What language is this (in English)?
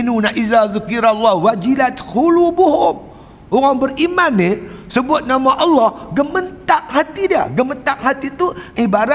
Malay